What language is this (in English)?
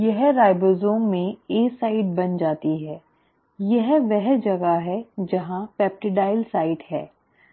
Hindi